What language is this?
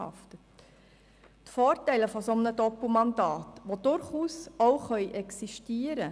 Swiss German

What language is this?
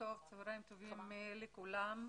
Hebrew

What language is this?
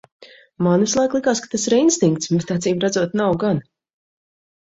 Latvian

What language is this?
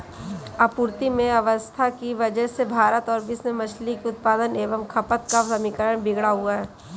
Hindi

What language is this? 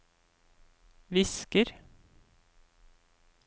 Norwegian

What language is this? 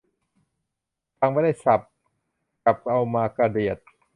Thai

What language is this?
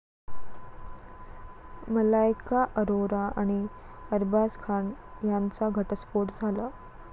Marathi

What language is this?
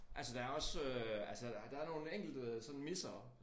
Danish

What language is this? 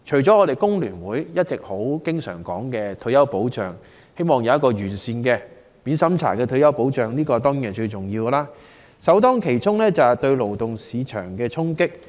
Cantonese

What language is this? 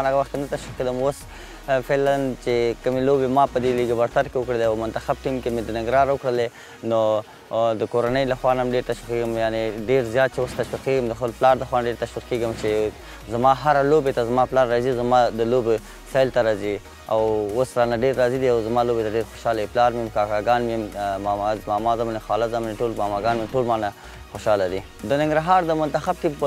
Persian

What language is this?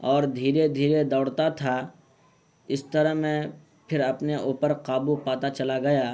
Urdu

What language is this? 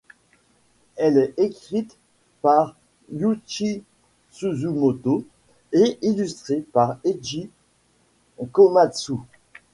French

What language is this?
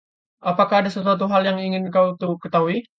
Indonesian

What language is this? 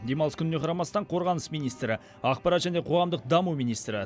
Kazakh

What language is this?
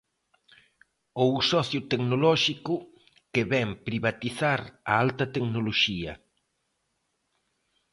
Galician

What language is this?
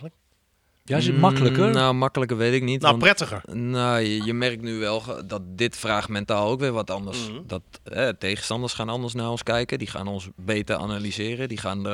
Dutch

